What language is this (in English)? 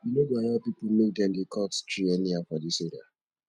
Nigerian Pidgin